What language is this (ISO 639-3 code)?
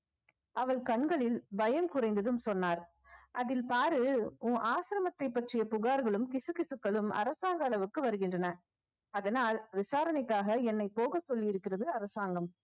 tam